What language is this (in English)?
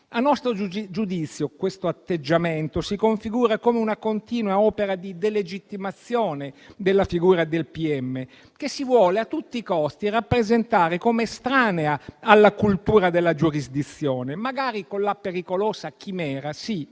Italian